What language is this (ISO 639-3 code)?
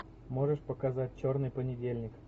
rus